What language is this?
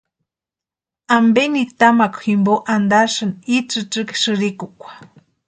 Western Highland Purepecha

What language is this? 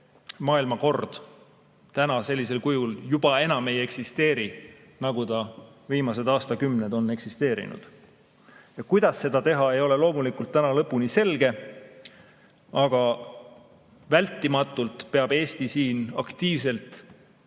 Estonian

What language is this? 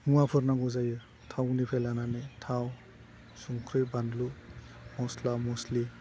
Bodo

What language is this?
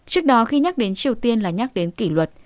Vietnamese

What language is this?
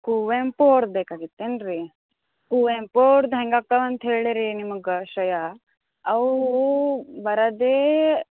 Kannada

